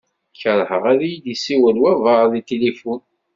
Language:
Kabyle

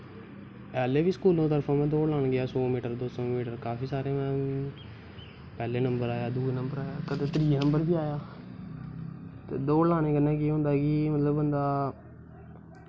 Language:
Dogri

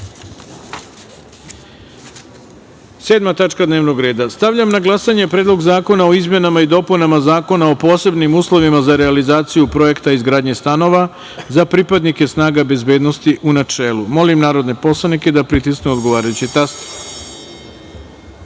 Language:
Serbian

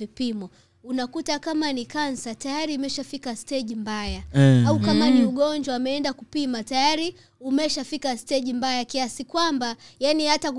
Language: Swahili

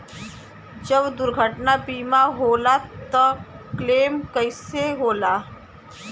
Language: Bhojpuri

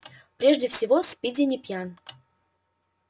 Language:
Russian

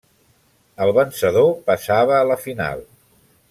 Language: Catalan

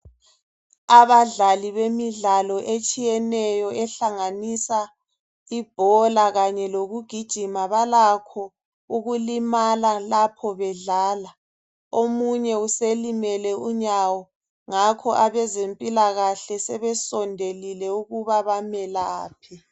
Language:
North Ndebele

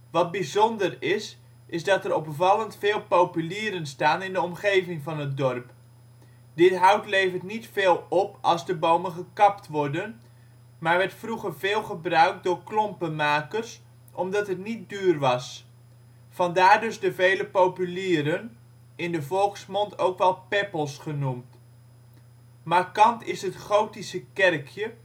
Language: Dutch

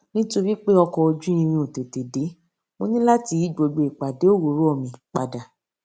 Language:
Yoruba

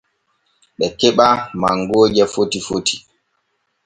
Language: Borgu Fulfulde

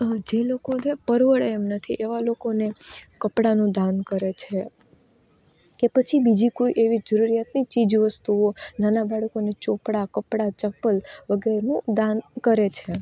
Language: Gujarati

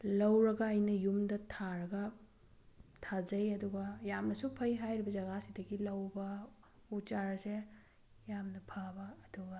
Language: Manipuri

